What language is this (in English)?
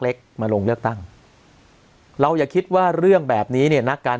Thai